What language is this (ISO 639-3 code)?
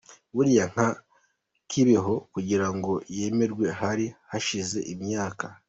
kin